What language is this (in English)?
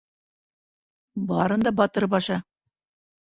Bashkir